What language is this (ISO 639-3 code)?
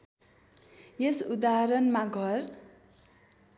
nep